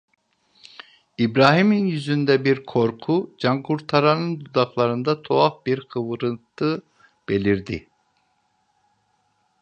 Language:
Turkish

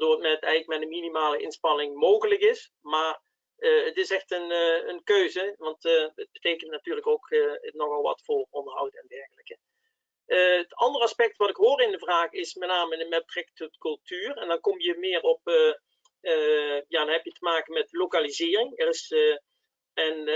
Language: Dutch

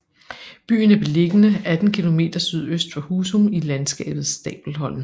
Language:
Danish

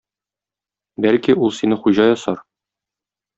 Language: Tatar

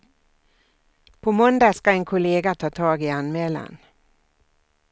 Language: Swedish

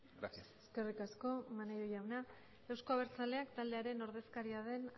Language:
Basque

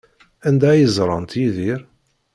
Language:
Kabyle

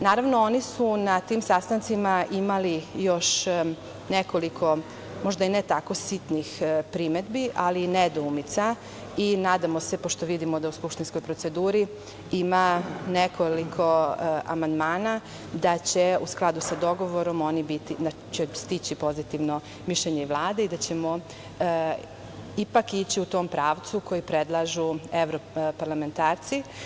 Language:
Serbian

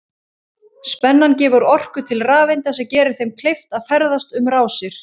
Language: Icelandic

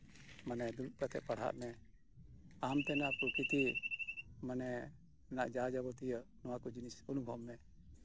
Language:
Santali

